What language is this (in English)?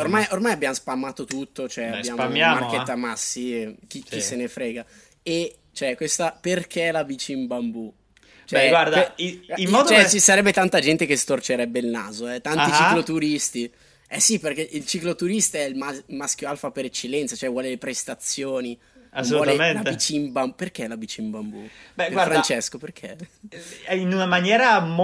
Italian